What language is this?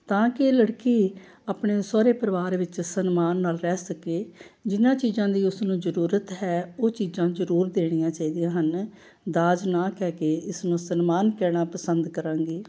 Punjabi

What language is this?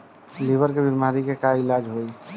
Bhojpuri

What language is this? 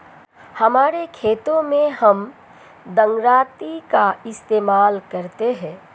Hindi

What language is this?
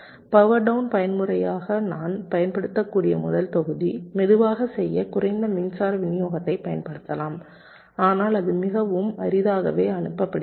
Tamil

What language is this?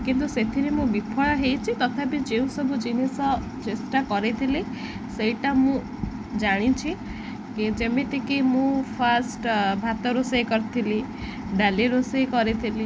Odia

